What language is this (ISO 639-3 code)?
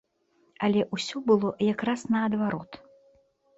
bel